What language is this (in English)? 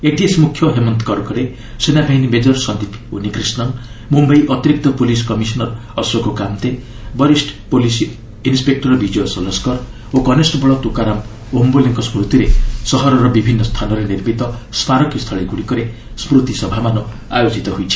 Odia